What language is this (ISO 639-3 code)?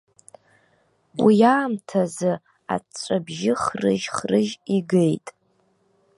abk